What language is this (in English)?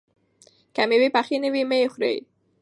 Pashto